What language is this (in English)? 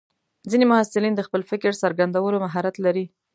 Pashto